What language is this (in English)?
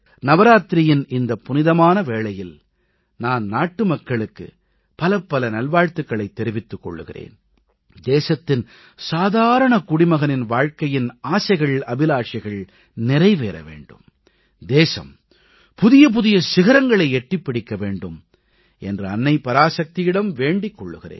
Tamil